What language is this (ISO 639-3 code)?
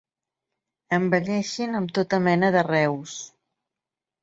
cat